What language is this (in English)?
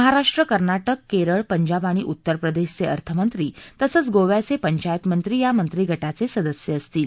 Marathi